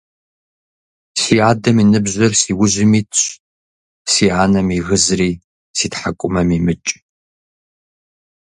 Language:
Kabardian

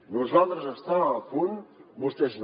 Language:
Catalan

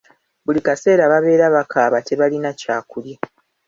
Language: Ganda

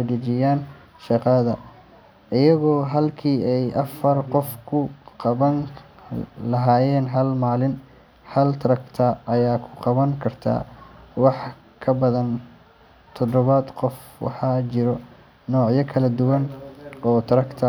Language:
Somali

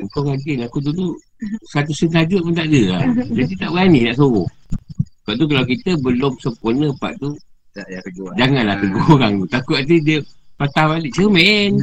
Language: Malay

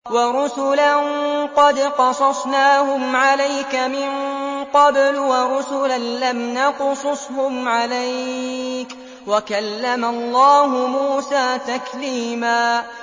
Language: Arabic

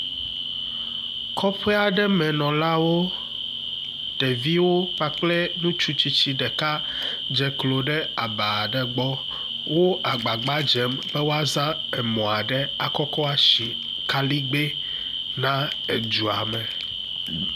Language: Ewe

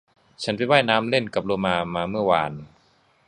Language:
Thai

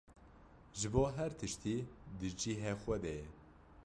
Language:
Kurdish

